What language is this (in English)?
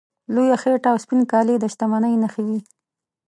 Pashto